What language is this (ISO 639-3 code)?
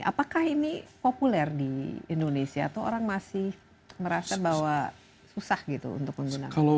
ind